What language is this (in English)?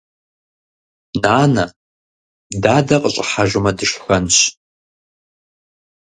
Kabardian